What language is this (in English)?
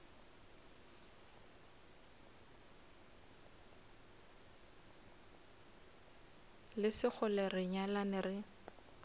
Northern Sotho